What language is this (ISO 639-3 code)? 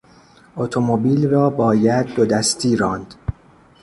fas